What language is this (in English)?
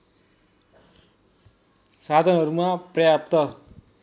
Nepali